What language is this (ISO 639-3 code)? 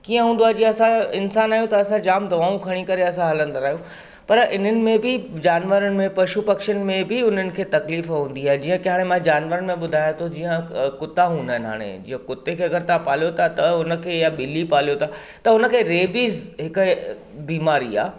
snd